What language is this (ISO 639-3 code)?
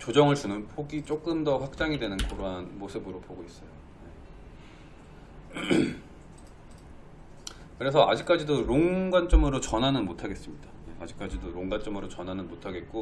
kor